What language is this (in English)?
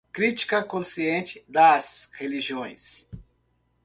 Portuguese